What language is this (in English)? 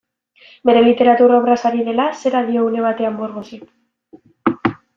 Basque